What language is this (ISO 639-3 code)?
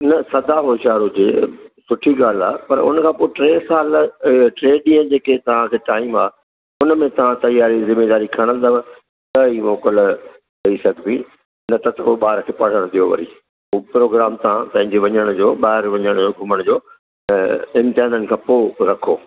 snd